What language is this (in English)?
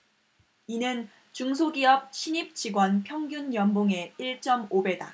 Korean